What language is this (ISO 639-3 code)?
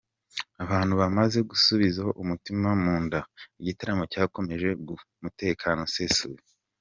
kin